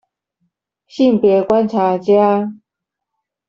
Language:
Chinese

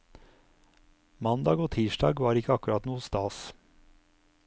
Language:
Norwegian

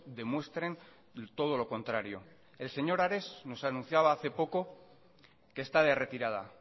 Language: Spanish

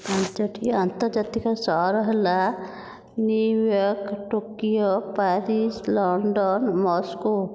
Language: Odia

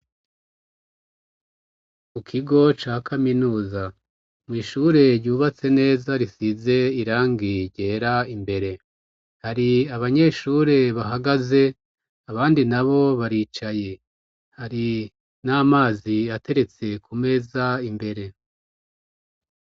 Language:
Rundi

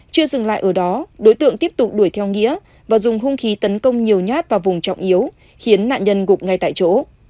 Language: Vietnamese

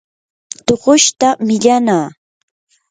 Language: Yanahuanca Pasco Quechua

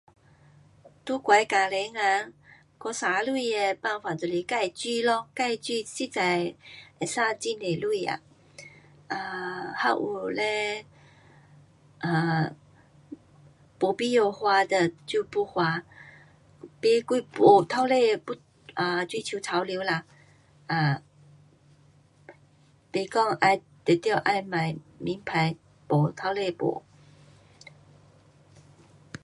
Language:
Pu-Xian Chinese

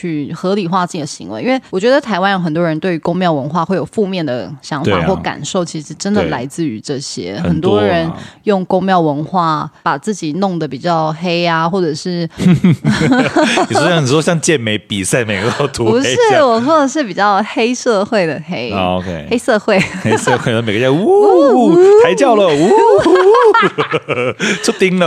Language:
Chinese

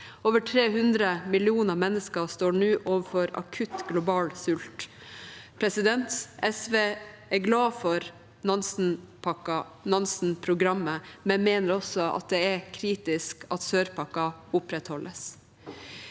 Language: Norwegian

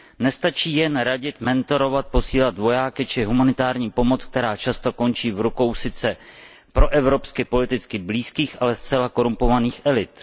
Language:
Czech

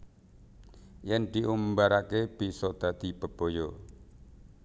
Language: Javanese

